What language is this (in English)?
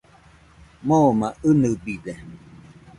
Nüpode Huitoto